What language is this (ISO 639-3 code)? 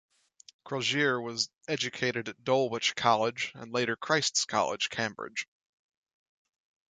eng